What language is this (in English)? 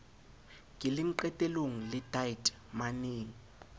Southern Sotho